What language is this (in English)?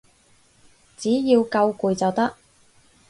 Cantonese